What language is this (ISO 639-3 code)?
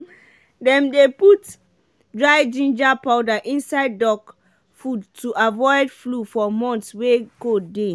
pcm